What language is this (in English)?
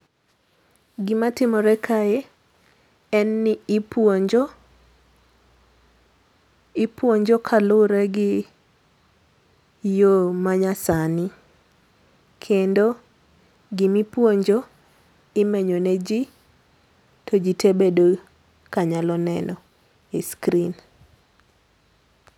Luo (Kenya and Tanzania)